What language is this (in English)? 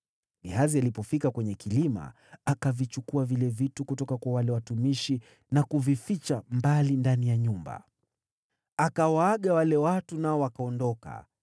Swahili